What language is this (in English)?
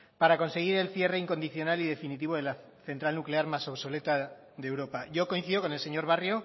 Spanish